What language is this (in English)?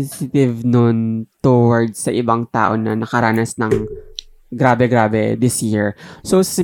Filipino